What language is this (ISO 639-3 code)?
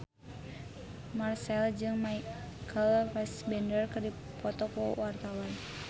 sun